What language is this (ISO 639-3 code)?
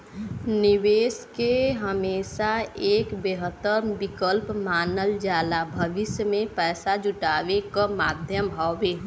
bho